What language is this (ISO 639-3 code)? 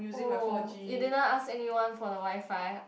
eng